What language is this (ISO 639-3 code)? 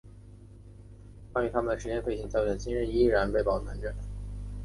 zho